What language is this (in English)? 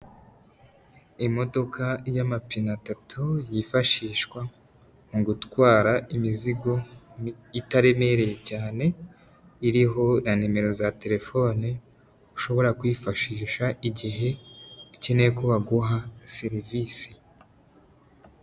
Kinyarwanda